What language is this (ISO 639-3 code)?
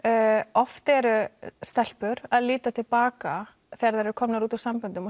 isl